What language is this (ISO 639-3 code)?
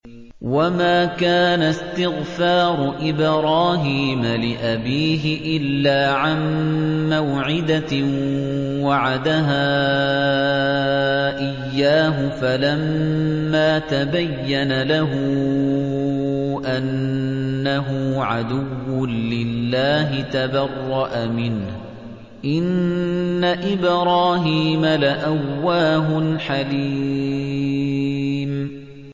ara